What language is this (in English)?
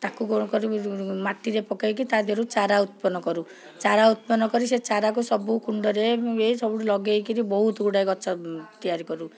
Odia